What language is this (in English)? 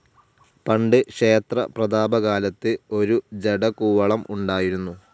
Malayalam